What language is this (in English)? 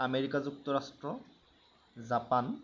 Assamese